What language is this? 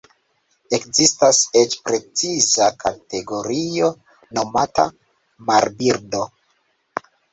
Esperanto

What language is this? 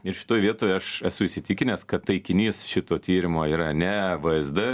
Lithuanian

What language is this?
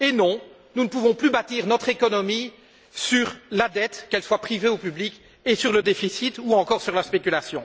French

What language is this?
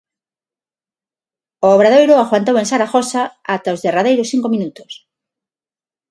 Galician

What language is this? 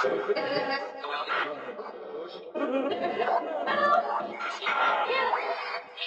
English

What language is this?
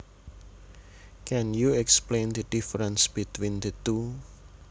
Javanese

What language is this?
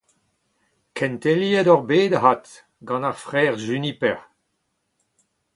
Breton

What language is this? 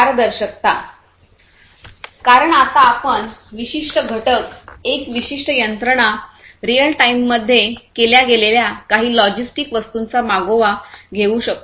Marathi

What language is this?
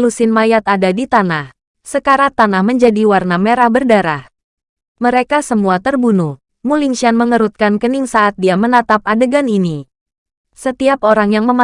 Indonesian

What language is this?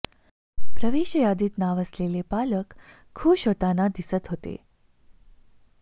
Marathi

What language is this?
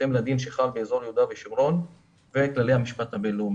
Hebrew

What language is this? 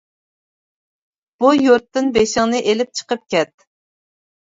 Uyghur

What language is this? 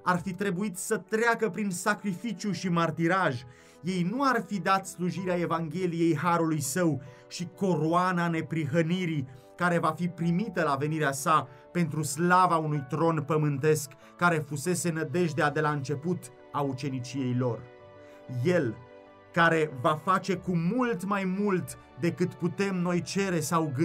Romanian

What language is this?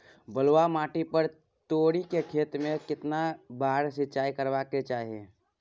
Maithili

